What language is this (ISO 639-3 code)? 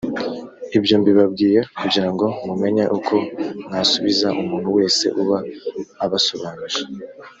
kin